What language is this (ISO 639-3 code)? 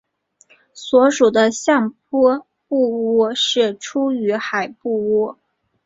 zho